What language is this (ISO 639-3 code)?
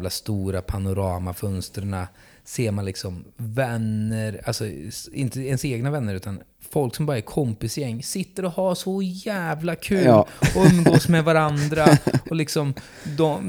swe